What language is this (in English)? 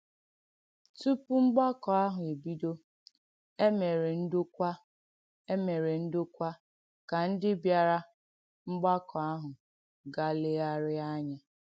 Igbo